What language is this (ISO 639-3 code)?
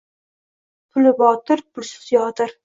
uzb